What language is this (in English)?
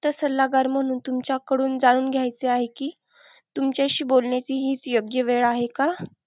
Marathi